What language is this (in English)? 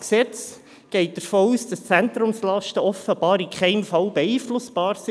Swiss German